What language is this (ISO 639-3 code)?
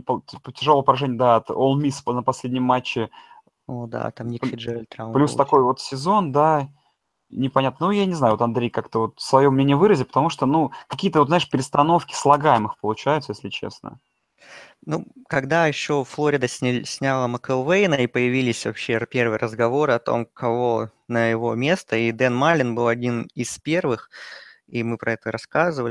rus